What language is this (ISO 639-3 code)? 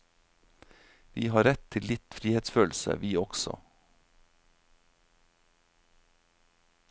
nor